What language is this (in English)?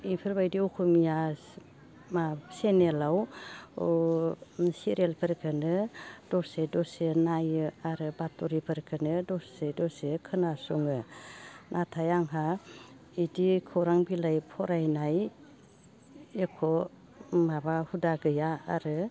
Bodo